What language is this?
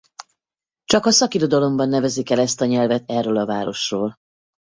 Hungarian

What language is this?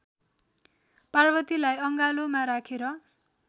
Nepali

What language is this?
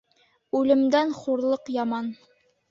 Bashkir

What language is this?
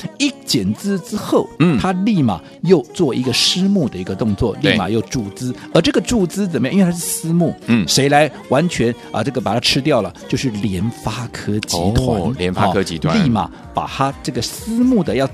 Chinese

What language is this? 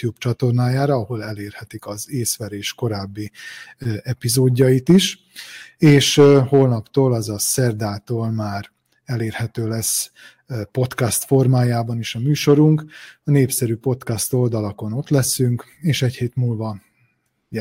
Hungarian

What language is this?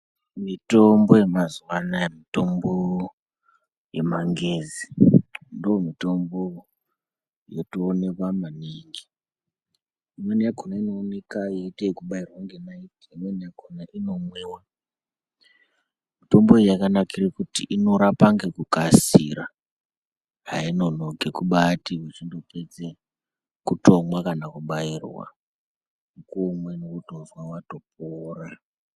Ndau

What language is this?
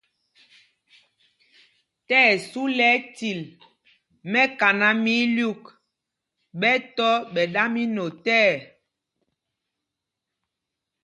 Mpumpong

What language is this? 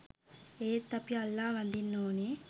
Sinhala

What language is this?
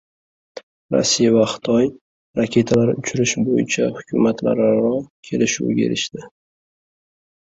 Uzbek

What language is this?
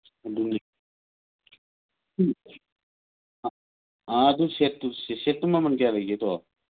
Manipuri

